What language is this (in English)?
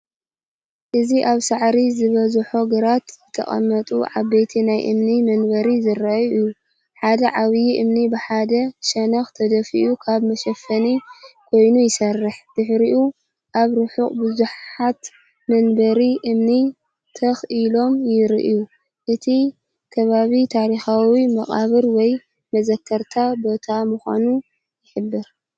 Tigrinya